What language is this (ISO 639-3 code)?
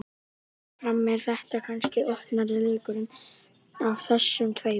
isl